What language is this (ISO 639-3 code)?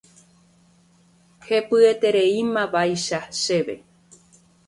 grn